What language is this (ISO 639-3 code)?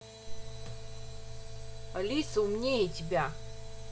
rus